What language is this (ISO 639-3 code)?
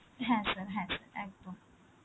ben